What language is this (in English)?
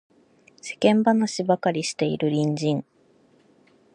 Japanese